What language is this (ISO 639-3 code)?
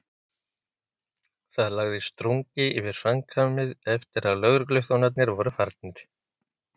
isl